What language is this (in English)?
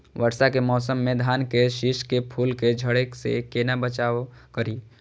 Maithili